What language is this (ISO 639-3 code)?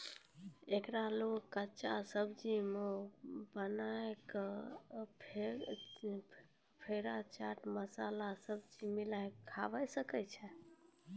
mai